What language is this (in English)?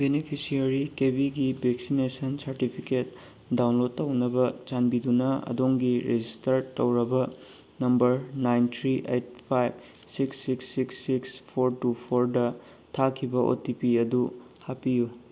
Manipuri